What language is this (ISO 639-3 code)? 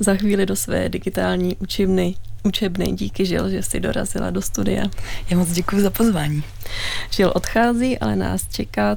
ces